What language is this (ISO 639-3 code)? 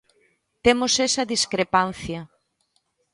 glg